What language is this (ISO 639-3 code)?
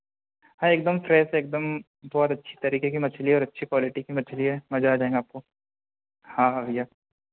hin